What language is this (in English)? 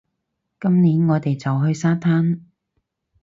Cantonese